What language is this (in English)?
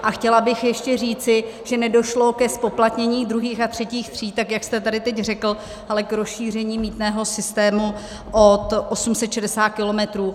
Czech